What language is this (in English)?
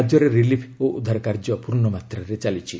Odia